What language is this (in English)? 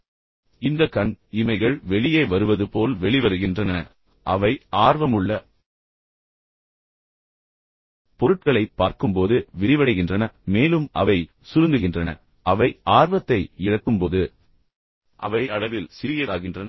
Tamil